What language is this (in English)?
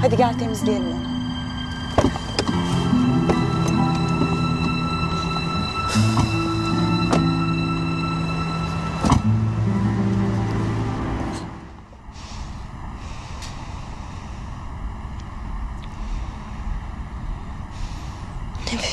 Turkish